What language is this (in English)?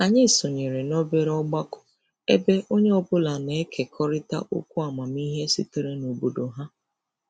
Igbo